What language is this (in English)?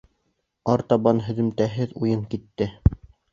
Bashkir